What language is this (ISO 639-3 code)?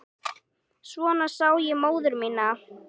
isl